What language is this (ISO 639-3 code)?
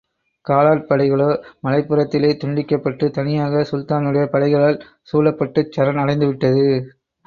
tam